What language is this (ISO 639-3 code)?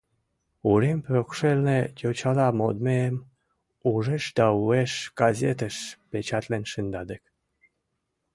chm